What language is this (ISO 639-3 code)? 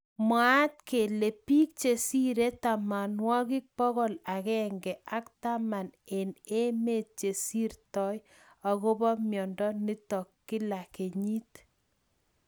kln